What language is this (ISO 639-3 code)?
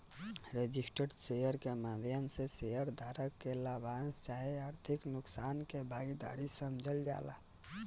bho